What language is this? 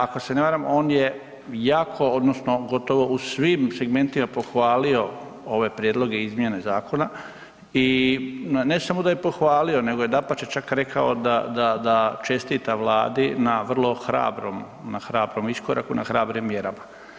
Croatian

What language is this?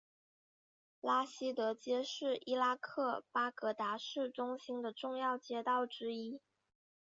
Chinese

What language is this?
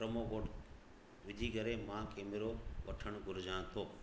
Sindhi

